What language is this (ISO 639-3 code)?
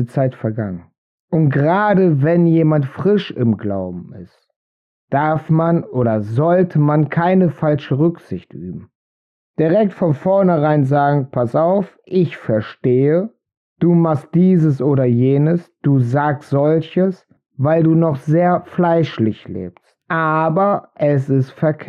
deu